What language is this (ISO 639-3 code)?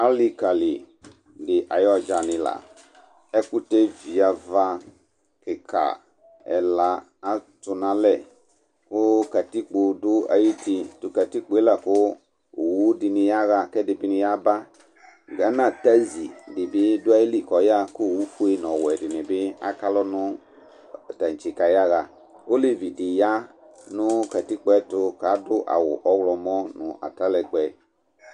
kpo